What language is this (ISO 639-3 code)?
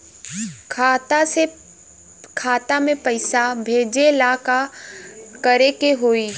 bho